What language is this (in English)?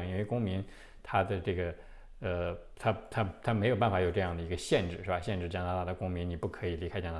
Chinese